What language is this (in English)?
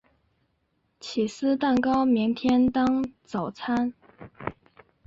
Chinese